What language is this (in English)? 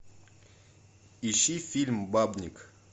Russian